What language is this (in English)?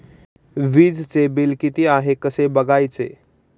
Marathi